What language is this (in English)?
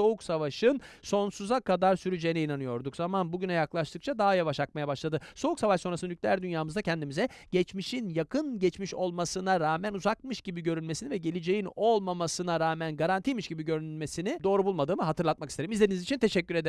Turkish